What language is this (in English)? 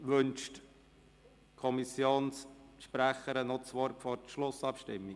Swiss German